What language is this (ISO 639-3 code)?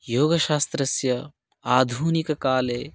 san